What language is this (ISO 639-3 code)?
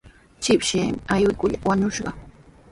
qws